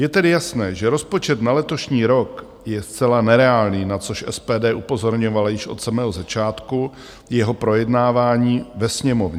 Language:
Czech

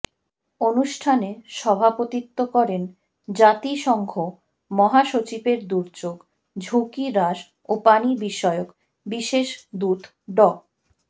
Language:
Bangla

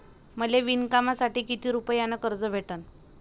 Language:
Marathi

